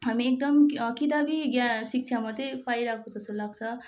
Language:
Nepali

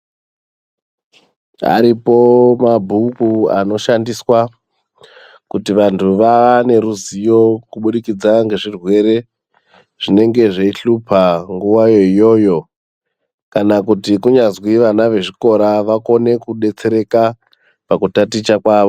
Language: Ndau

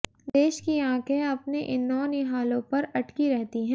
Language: Hindi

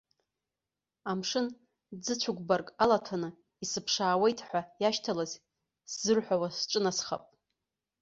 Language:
Abkhazian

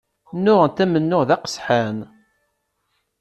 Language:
Kabyle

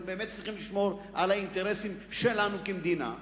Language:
Hebrew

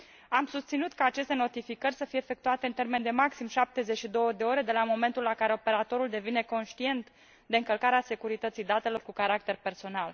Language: Romanian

